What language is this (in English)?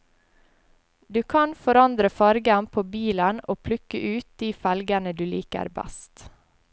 Norwegian